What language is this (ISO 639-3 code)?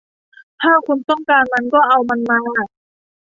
tha